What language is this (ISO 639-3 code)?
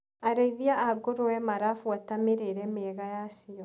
kik